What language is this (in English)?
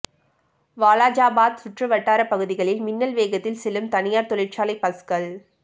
Tamil